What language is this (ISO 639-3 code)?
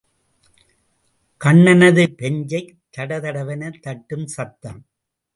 tam